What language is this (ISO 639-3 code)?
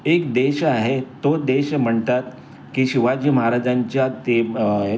mar